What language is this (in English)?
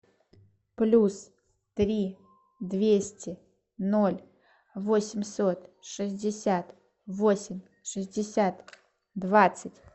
Russian